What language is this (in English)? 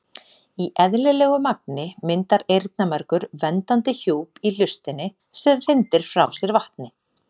Icelandic